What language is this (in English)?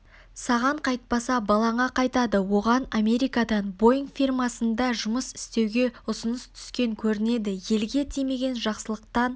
Kazakh